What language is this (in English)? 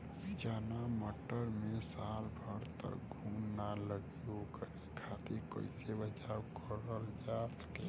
Bhojpuri